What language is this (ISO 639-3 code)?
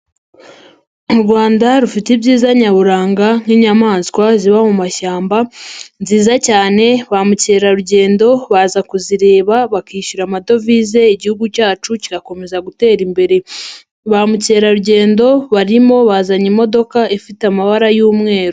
kin